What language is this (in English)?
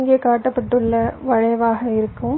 Tamil